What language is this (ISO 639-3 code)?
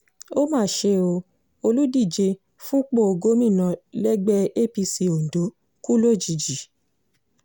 yor